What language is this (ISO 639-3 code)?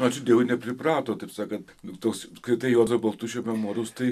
lit